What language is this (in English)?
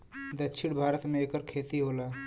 Bhojpuri